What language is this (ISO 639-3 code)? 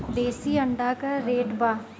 bho